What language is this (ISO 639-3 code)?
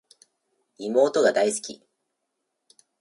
jpn